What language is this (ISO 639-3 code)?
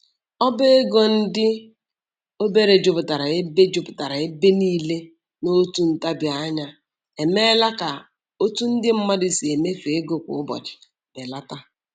ibo